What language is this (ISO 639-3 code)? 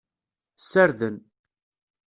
kab